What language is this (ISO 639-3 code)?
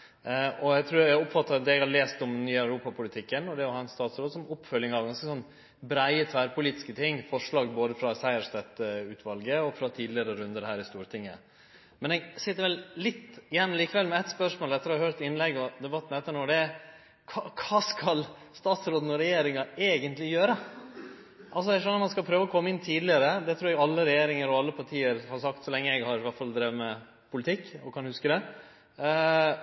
nno